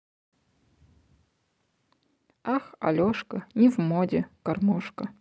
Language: Russian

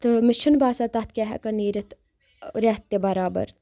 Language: Kashmiri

